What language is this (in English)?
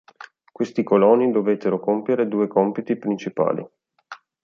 Italian